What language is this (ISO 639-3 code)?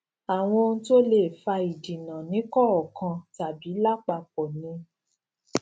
yor